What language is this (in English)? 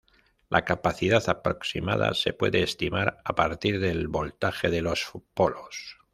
Spanish